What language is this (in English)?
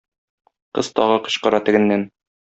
Tatar